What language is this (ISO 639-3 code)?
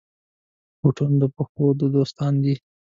pus